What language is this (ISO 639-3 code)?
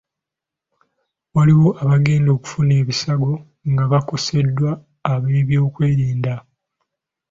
lug